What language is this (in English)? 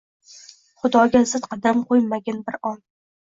Uzbek